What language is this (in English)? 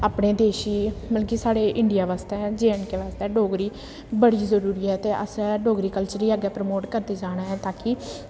Dogri